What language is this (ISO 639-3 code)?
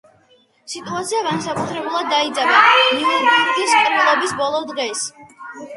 kat